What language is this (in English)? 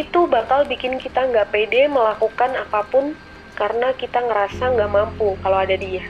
Indonesian